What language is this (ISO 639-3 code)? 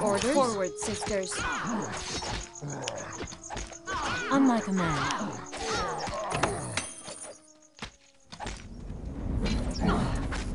pol